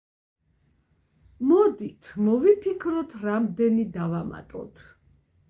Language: Georgian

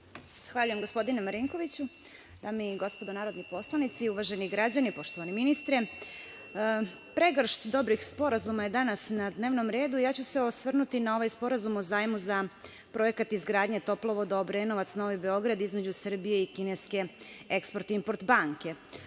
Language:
Serbian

